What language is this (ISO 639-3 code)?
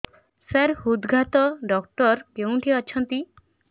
ori